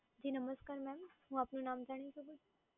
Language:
Gujarati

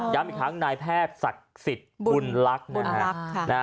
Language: Thai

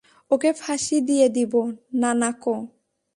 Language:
Bangla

